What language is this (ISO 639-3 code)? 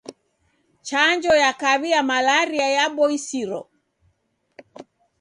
dav